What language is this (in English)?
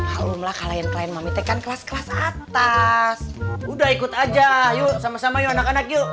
Indonesian